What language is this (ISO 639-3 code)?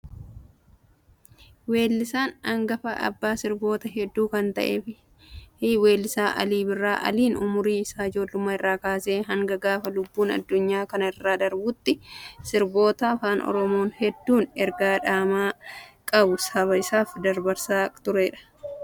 orm